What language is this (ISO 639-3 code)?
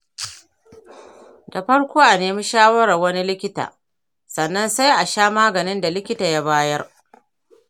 hau